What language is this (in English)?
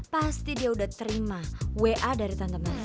Indonesian